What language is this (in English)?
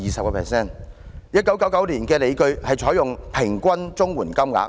Cantonese